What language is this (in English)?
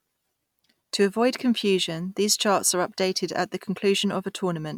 English